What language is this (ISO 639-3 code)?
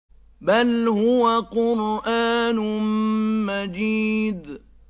ara